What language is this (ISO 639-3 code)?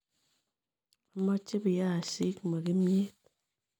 kln